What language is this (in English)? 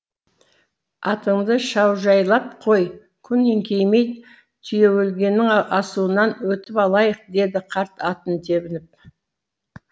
Kazakh